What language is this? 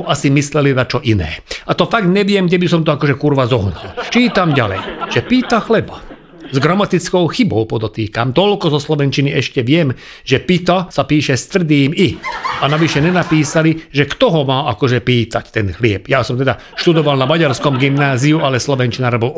Slovak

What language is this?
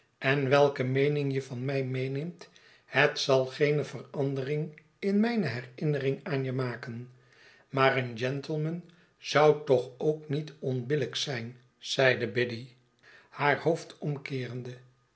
Dutch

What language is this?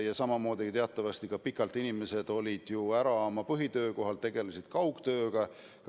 Estonian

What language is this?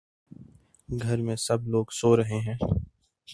Urdu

